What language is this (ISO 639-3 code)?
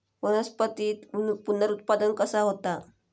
mar